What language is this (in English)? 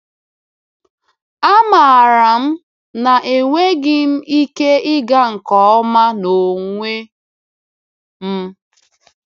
Igbo